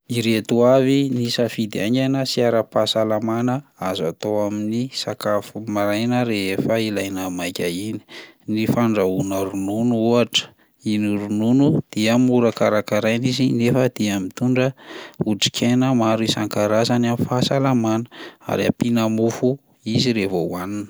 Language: Malagasy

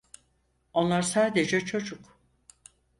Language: Turkish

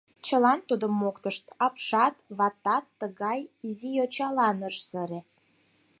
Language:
Mari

